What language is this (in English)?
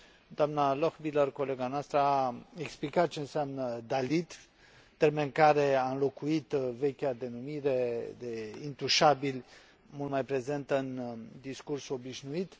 Romanian